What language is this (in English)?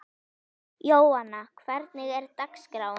Icelandic